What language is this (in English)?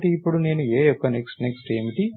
Telugu